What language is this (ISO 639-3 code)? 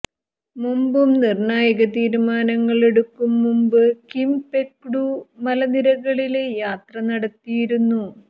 mal